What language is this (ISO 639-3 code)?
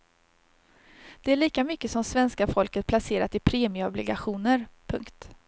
swe